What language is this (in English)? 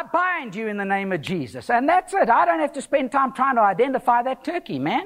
English